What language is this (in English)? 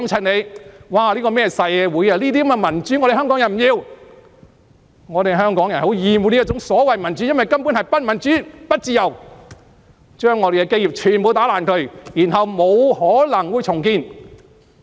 Cantonese